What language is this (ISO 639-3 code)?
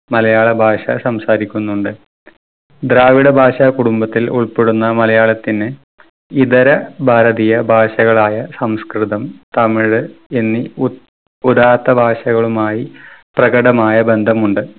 mal